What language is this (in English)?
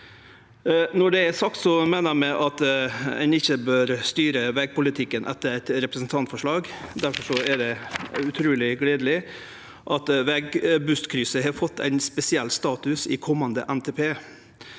Norwegian